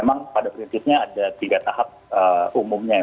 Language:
Indonesian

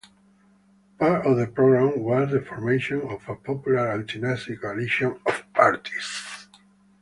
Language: English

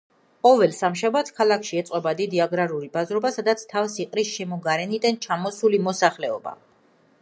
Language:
Georgian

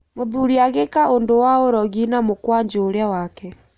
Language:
Kikuyu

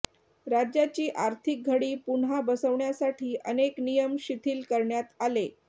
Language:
Marathi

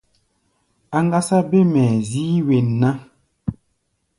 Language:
Gbaya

